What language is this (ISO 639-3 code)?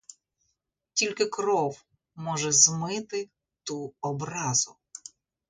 ukr